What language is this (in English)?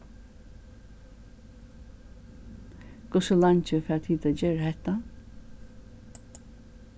Faroese